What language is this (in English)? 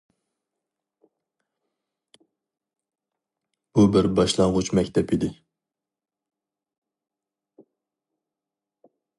Uyghur